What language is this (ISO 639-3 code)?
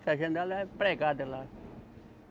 por